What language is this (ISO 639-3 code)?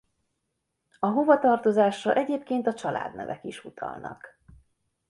hun